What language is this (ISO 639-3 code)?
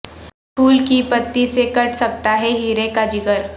urd